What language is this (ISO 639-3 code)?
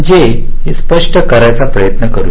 mar